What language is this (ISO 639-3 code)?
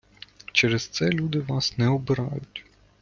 ukr